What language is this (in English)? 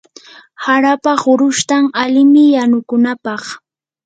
Yanahuanca Pasco Quechua